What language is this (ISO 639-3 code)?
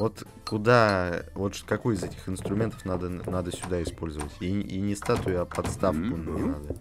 rus